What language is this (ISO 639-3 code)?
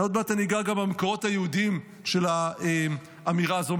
heb